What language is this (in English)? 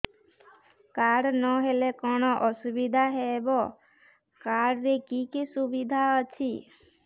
Odia